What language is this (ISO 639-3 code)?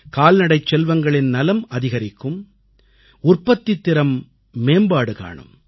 tam